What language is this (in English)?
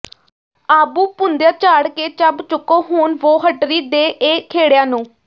Punjabi